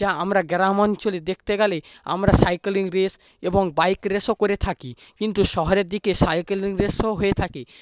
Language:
Bangla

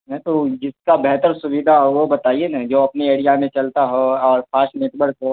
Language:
Urdu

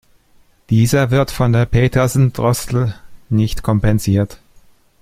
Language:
German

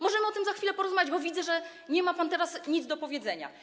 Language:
Polish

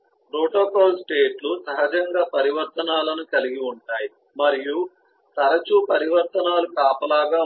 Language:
Telugu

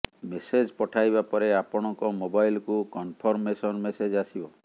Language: Odia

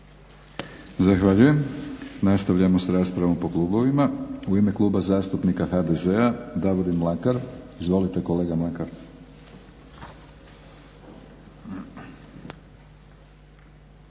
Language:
Croatian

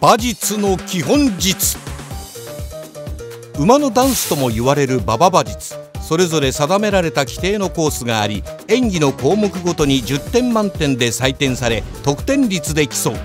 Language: Japanese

